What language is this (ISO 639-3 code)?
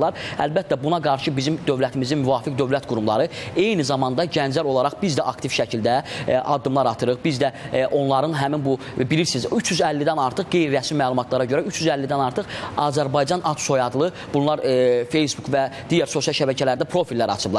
tur